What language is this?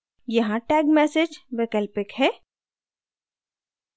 Hindi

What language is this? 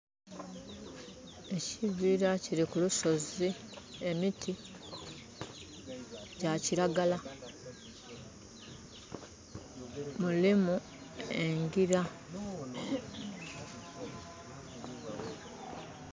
Soga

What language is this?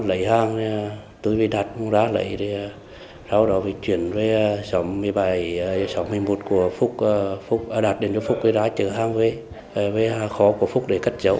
Vietnamese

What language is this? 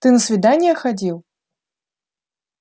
Russian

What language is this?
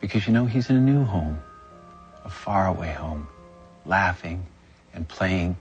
Persian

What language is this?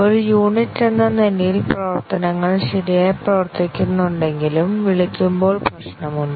Malayalam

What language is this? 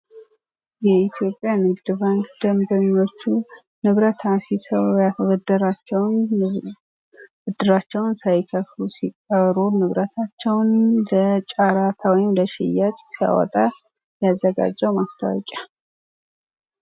Amharic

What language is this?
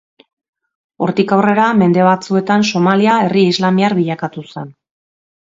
Basque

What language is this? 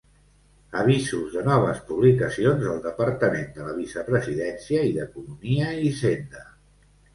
Catalan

